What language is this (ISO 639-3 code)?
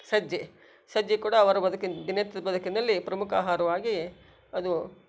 kan